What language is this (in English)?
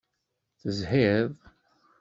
Kabyle